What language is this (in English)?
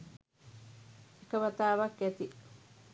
Sinhala